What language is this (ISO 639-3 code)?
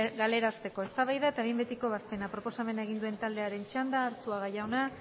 eus